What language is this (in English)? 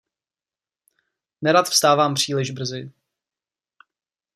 Czech